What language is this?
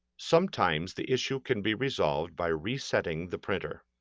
English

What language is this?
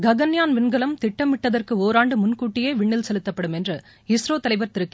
Tamil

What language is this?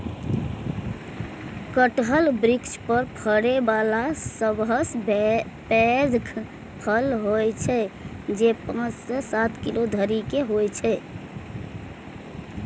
Maithili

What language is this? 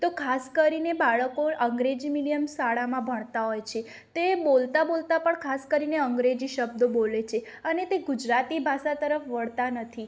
Gujarati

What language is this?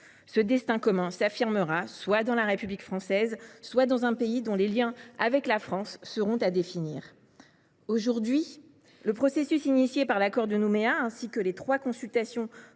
French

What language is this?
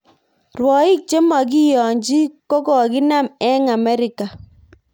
Kalenjin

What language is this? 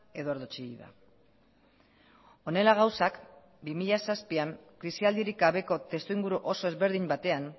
Basque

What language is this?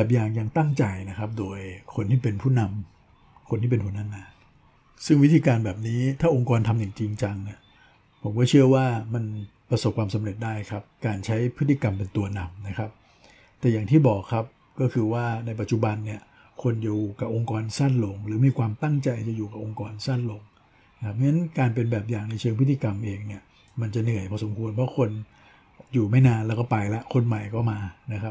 Thai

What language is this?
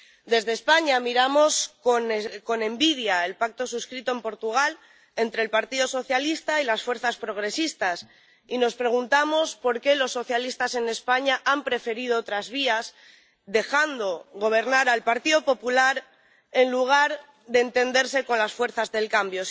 Spanish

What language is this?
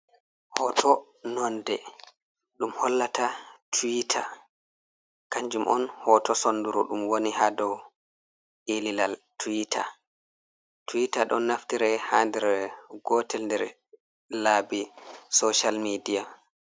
Fula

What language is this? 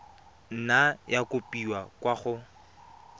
Tswana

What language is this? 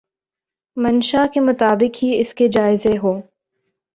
Urdu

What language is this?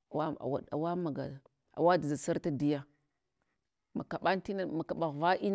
Hwana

